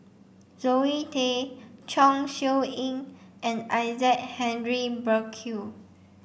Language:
English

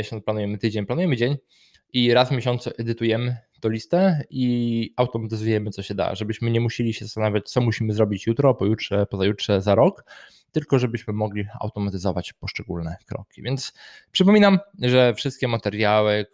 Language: Polish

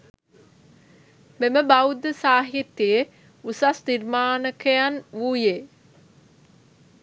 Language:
Sinhala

